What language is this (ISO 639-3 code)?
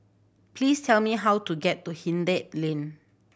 eng